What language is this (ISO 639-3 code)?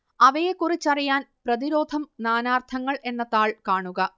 mal